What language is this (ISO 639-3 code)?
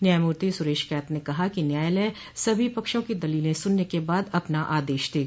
hin